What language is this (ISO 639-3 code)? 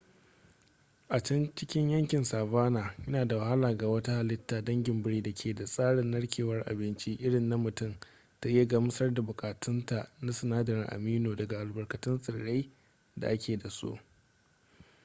hau